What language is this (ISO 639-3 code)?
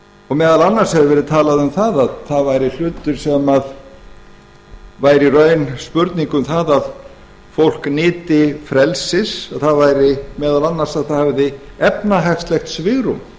isl